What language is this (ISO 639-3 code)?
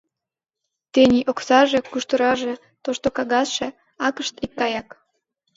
chm